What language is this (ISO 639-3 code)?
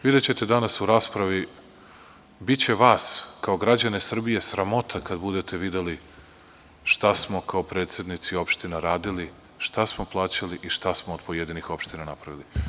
srp